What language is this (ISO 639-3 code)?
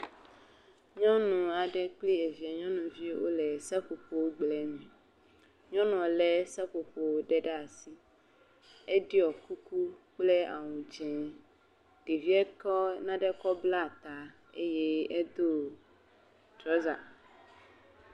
ewe